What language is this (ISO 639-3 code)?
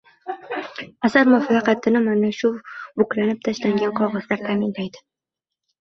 uzb